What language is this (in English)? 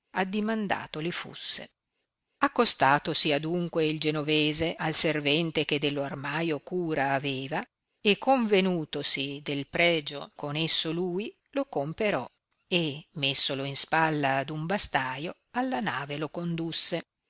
Italian